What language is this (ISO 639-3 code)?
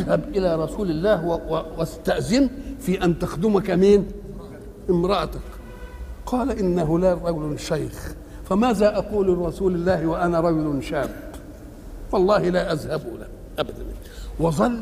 ara